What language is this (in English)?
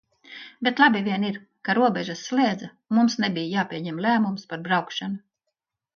Latvian